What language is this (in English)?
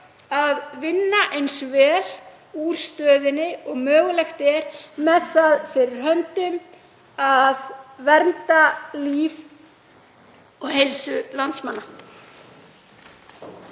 Icelandic